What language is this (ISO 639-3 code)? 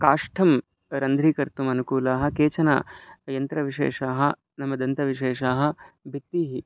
san